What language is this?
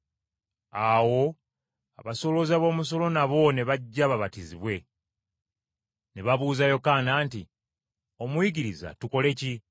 Ganda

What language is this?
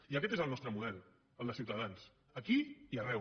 Catalan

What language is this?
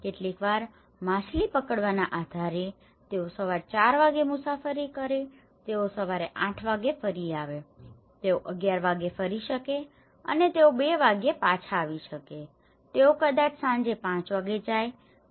Gujarati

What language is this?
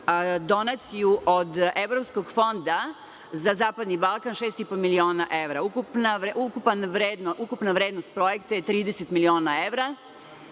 Serbian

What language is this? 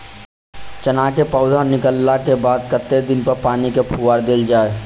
Maithili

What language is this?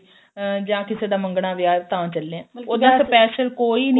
Punjabi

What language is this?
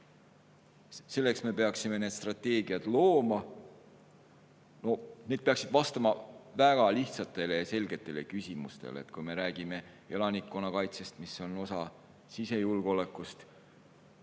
Estonian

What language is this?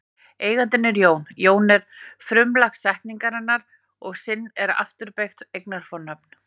Icelandic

